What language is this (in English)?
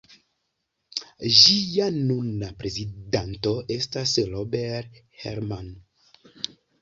Esperanto